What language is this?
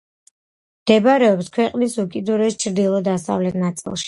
Georgian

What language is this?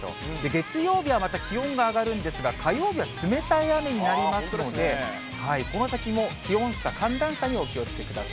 Japanese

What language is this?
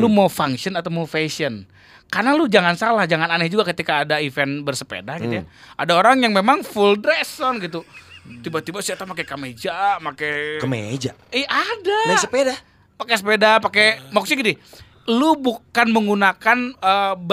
Indonesian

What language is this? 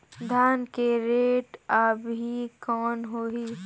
Chhattisgarhi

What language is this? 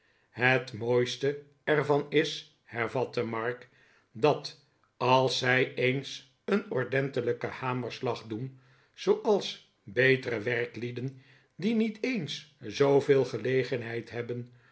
Dutch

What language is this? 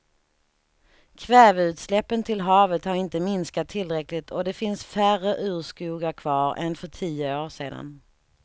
Swedish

